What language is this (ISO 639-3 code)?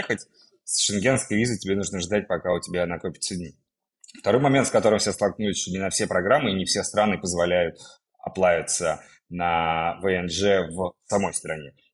rus